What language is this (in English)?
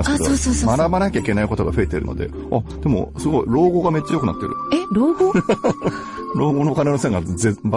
Japanese